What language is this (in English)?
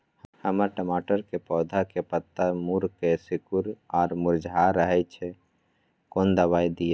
Maithili